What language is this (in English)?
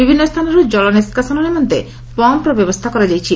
Odia